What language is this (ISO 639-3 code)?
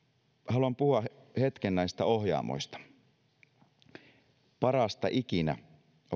fin